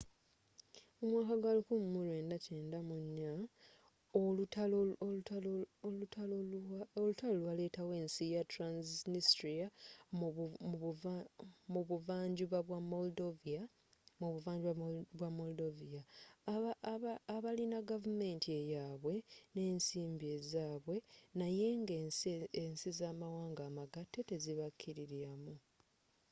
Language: Ganda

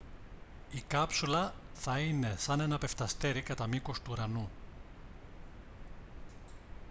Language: Greek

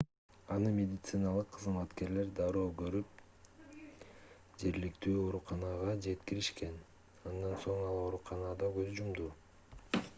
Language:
Kyrgyz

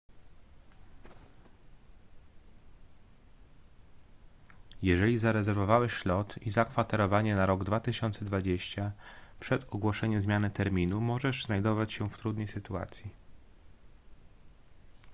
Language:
Polish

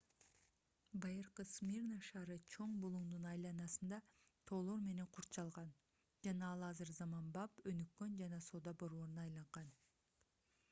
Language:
Kyrgyz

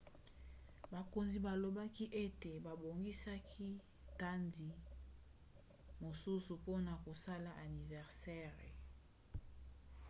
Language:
Lingala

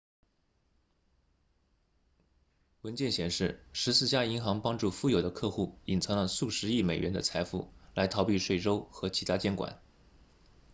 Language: Chinese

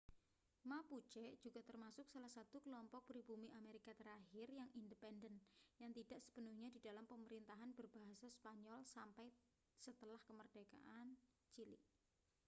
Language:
Indonesian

